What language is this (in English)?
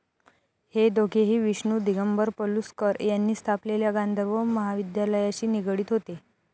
Marathi